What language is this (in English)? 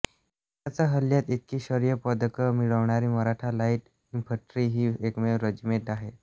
Marathi